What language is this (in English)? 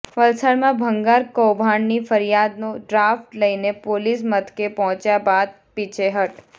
Gujarati